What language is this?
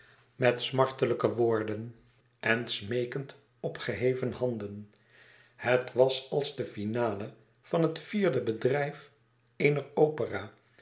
Dutch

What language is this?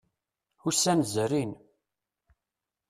Kabyle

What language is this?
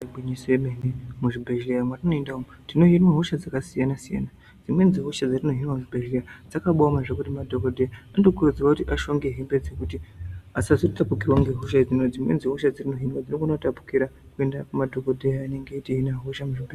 Ndau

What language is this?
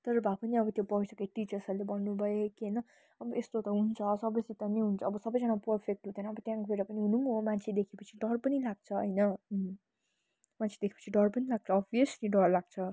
Nepali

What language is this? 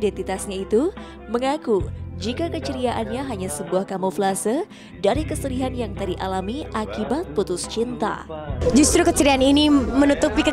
Indonesian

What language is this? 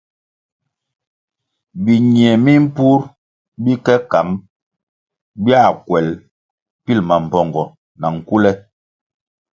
Kwasio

